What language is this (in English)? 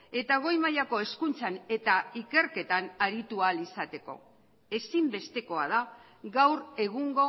Basque